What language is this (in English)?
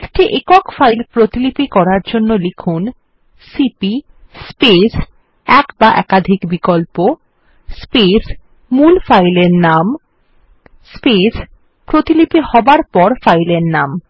Bangla